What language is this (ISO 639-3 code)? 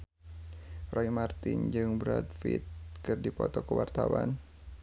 sun